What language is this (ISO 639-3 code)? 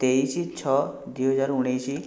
ori